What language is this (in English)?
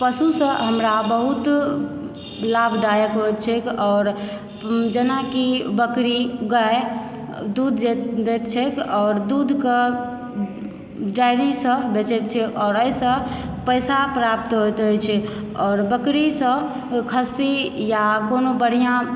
Maithili